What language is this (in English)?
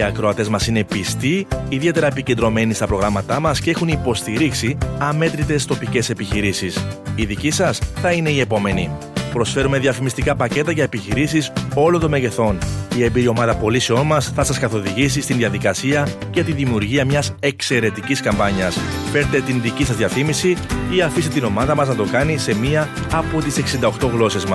Greek